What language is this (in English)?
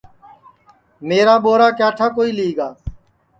Sansi